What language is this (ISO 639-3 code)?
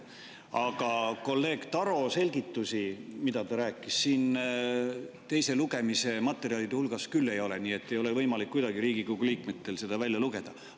est